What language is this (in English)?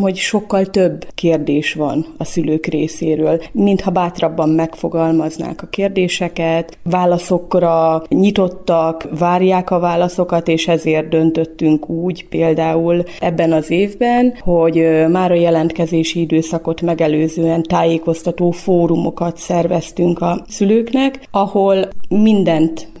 Hungarian